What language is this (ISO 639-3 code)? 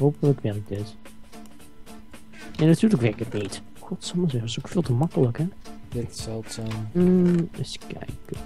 nld